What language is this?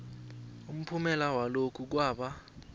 South Ndebele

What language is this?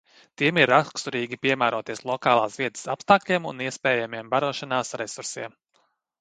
Latvian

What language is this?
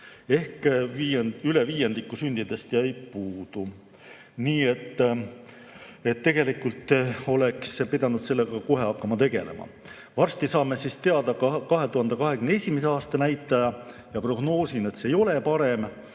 Estonian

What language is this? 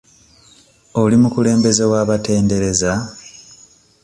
Ganda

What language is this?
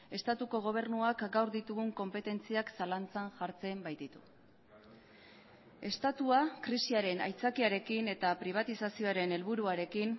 Basque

